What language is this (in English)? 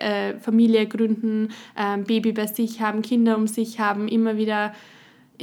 German